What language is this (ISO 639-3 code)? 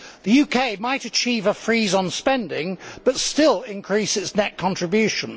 eng